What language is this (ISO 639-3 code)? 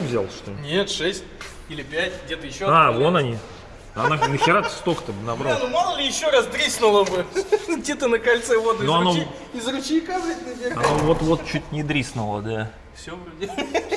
rus